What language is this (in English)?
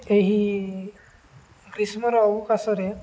Odia